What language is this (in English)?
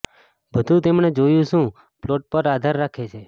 Gujarati